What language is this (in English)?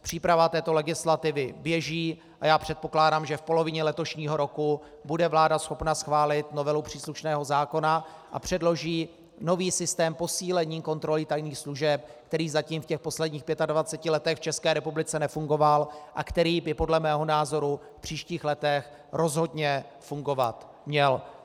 Czech